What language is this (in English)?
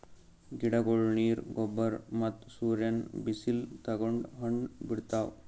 Kannada